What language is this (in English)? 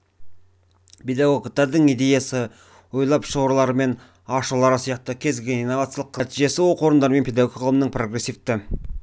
Kazakh